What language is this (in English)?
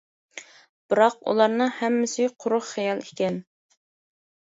Uyghur